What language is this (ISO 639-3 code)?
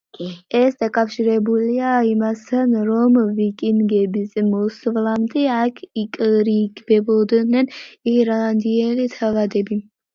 kat